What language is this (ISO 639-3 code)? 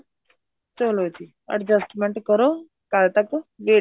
pan